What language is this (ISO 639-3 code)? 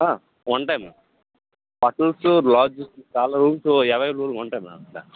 tel